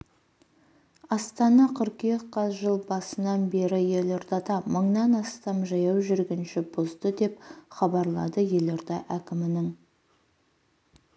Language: Kazakh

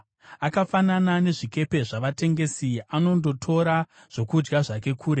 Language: Shona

